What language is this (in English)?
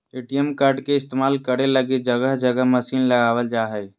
Magahi